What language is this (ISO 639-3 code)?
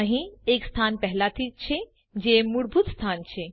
guj